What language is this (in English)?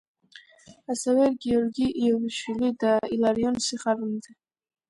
Georgian